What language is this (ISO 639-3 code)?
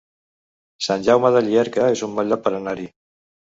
cat